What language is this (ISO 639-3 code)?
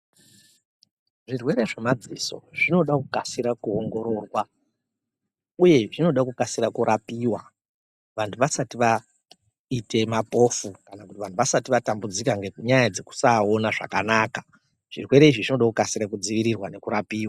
ndc